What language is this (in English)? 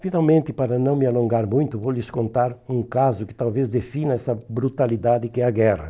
Portuguese